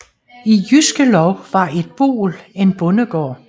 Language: Danish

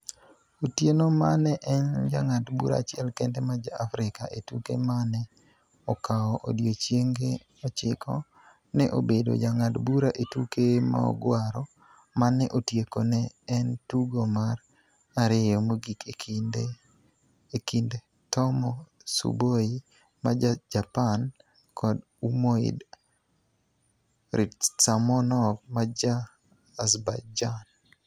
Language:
Luo (Kenya and Tanzania)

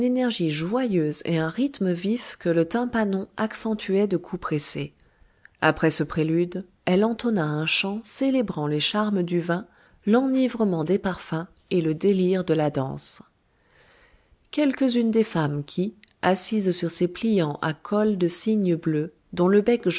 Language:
French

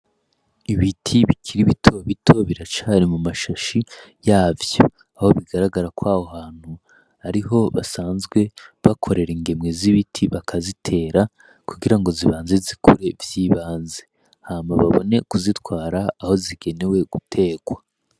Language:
Rundi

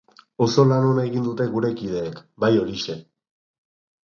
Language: Basque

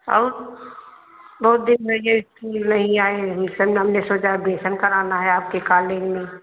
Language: Hindi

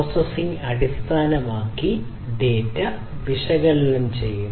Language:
Malayalam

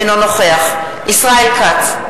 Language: Hebrew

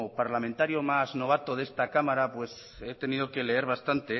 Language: Spanish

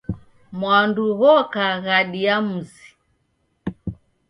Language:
Taita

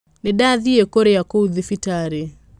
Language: Kikuyu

